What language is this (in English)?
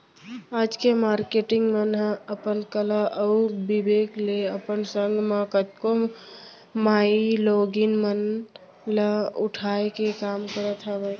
Chhattisgarhi